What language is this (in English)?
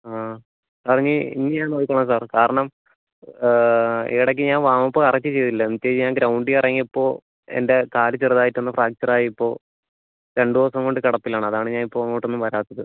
Malayalam